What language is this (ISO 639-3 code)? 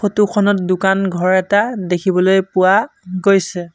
asm